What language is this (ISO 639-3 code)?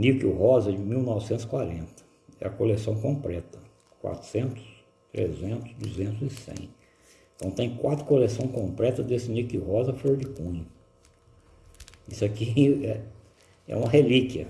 por